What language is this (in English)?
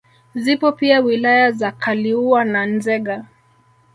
Swahili